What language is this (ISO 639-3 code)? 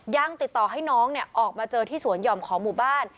tha